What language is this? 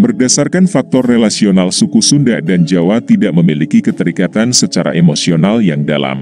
Indonesian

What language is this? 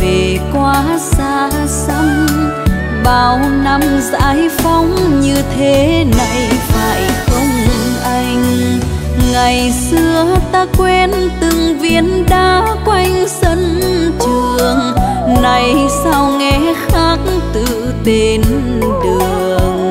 Vietnamese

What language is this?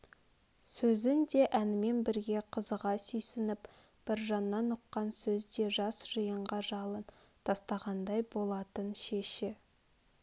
Kazakh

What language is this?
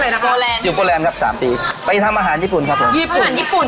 Thai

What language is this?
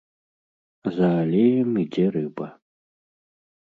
Belarusian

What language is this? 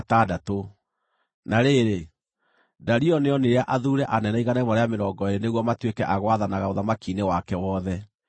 Kikuyu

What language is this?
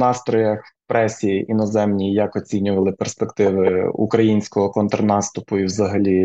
Ukrainian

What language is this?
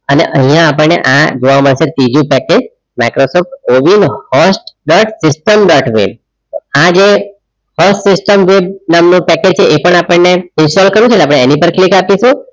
Gujarati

